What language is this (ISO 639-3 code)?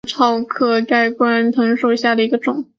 zho